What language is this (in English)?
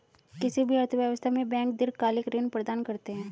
Hindi